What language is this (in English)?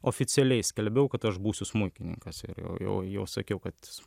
Lithuanian